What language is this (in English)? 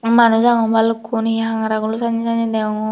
Chakma